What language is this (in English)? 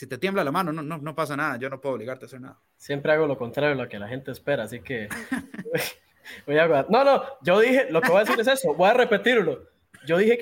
Spanish